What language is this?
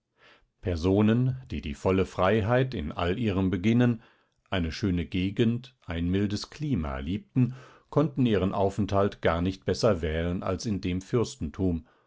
German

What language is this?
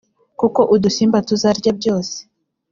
Kinyarwanda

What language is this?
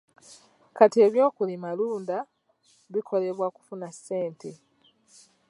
Ganda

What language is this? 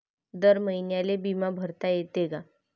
Marathi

